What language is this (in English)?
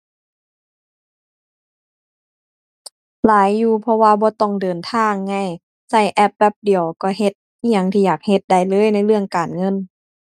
Thai